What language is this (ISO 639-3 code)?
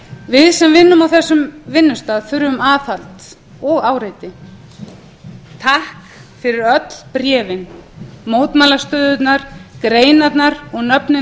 isl